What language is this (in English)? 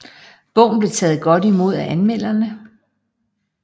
Danish